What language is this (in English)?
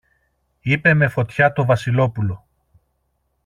Greek